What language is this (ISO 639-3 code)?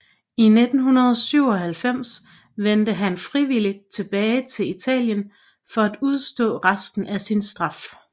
dan